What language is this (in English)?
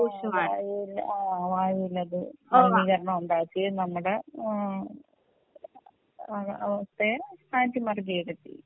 Malayalam